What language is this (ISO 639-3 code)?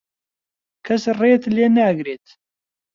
ckb